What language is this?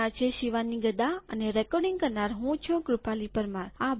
Gujarati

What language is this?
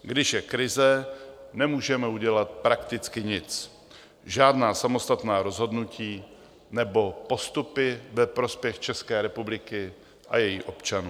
Czech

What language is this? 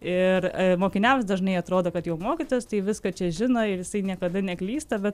Lithuanian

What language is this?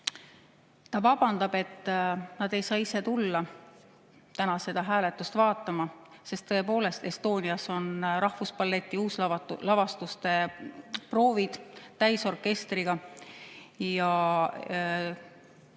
Estonian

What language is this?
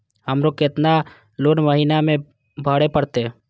Maithili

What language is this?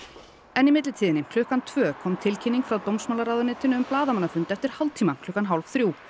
Icelandic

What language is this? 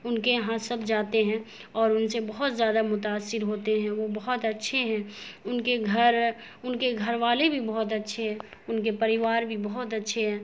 Urdu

